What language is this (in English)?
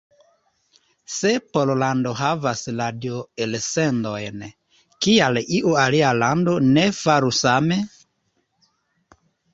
Esperanto